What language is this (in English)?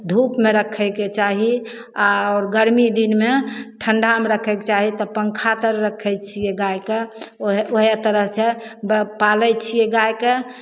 Maithili